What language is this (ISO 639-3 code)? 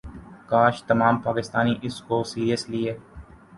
urd